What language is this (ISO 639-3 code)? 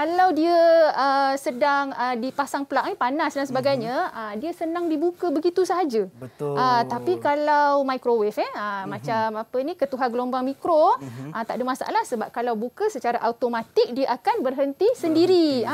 msa